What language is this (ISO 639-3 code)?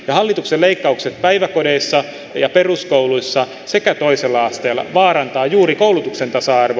fin